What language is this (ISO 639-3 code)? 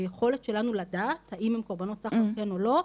heb